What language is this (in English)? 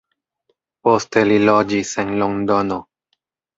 Esperanto